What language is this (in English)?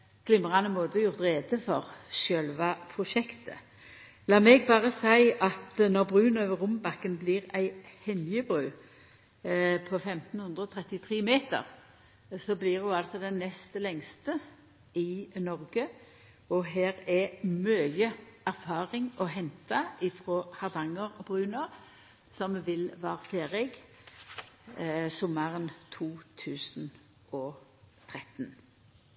Norwegian Nynorsk